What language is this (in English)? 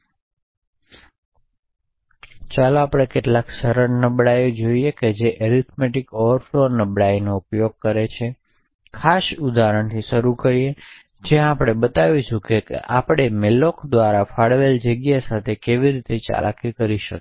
Gujarati